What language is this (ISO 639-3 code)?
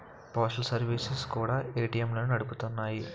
tel